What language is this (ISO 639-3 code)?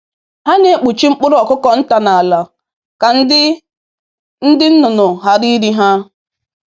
ibo